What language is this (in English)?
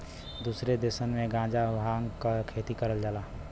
Bhojpuri